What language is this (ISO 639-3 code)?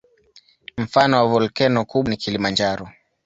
swa